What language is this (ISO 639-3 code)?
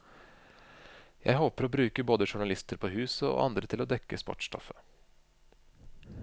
nor